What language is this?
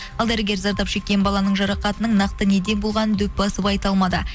Kazakh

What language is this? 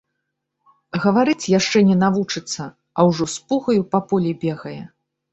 Belarusian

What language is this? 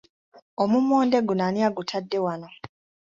Ganda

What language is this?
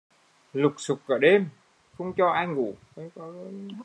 Vietnamese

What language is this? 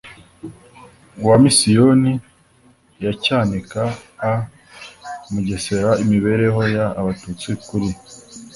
Kinyarwanda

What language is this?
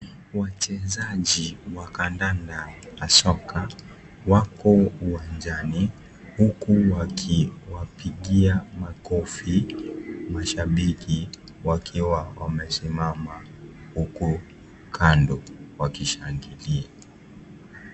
Swahili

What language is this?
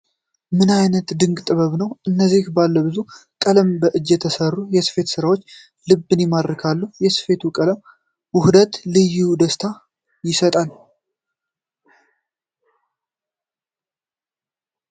Amharic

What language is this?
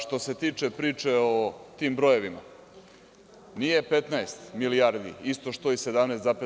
Serbian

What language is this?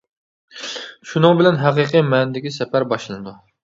Uyghur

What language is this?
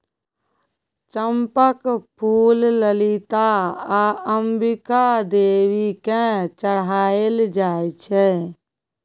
Maithili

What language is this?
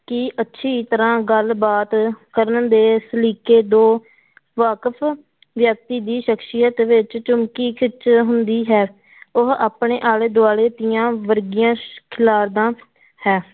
Punjabi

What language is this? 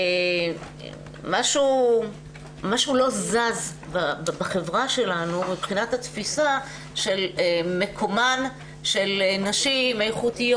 Hebrew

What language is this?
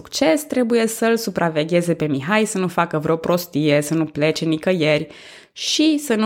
Romanian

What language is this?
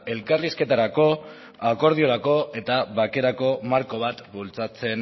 Basque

